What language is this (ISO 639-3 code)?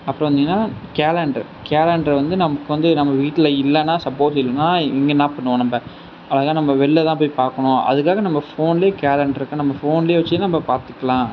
tam